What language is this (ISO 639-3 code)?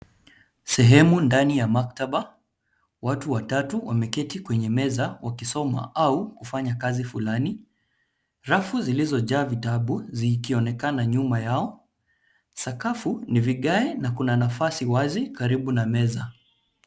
swa